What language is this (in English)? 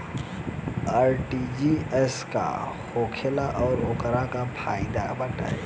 Bhojpuri